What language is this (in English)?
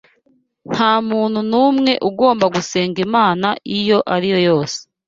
Kinyarwanda